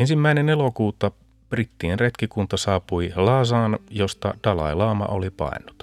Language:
Finnish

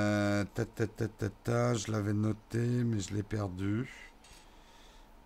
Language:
French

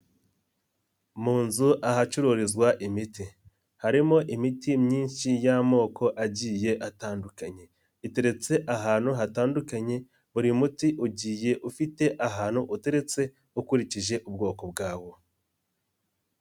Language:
Kinyarwanda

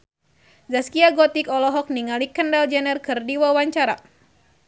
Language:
Sundanese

